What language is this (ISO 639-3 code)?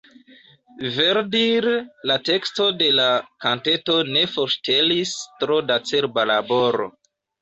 epo